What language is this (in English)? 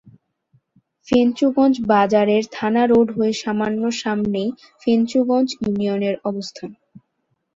Bangla